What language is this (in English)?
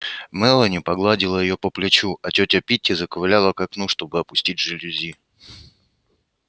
Russian